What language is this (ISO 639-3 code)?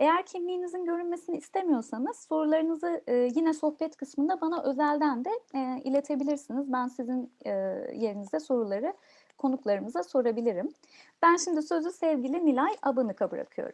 tur